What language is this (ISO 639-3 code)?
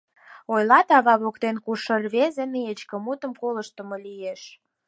chm